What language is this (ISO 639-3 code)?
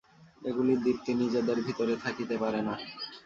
ben